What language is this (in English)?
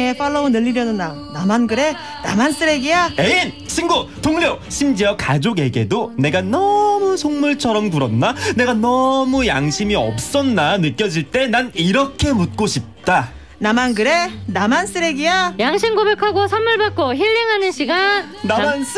Korean